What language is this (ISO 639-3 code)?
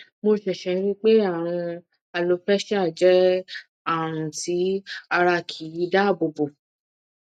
yor